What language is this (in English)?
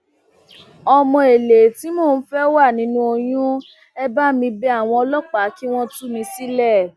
Yoruba